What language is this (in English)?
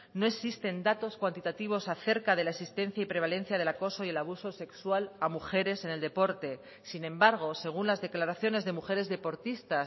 Spanish